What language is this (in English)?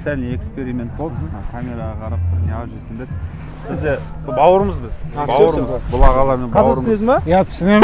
Turkish